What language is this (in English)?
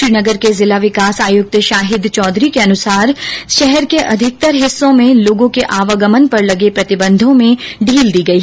Hindi